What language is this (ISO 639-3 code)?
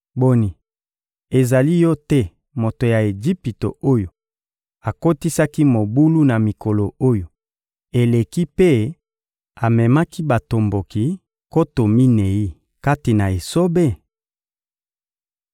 lin